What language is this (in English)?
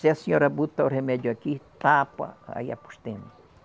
Portuguese